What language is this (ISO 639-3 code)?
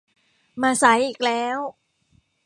tha